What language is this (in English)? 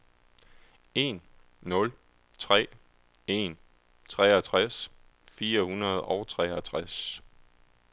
Danish